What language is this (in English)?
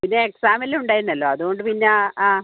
Malayalam